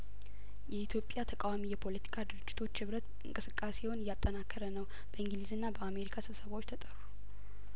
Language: Amharic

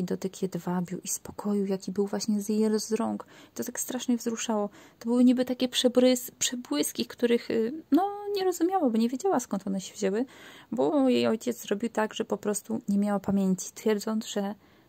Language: Polish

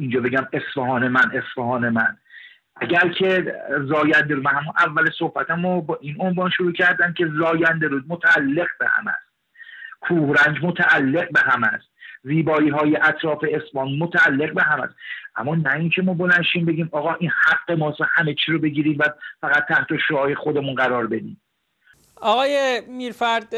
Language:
Persian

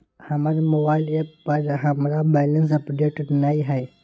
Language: Maithili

